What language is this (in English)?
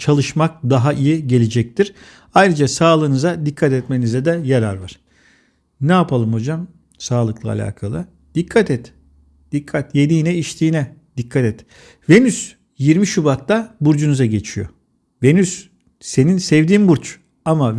Turkish